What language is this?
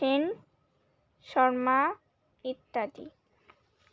Bangla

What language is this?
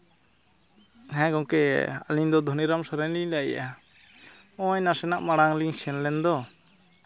Santali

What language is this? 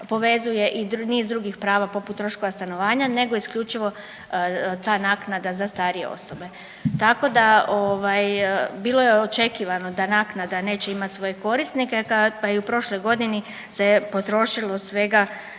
Croatian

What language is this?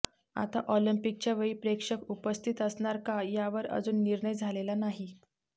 Marathi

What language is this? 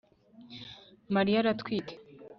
Kinyarwanda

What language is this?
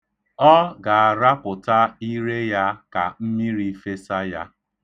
Igbo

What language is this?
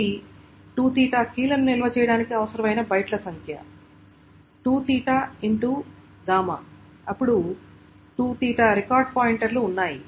Telugu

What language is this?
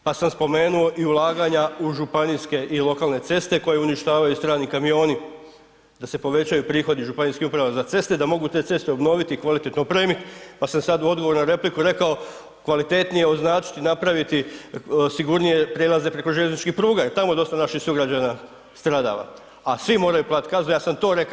Croatian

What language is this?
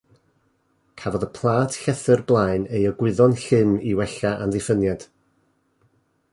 Welsh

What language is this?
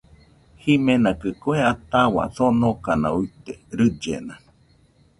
Nüpode Huitoto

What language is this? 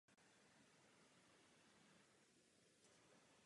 Czech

